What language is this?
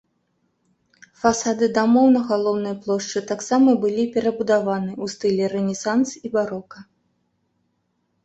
Belarusian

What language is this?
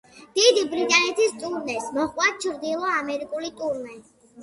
Georgian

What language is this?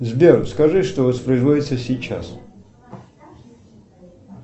Russian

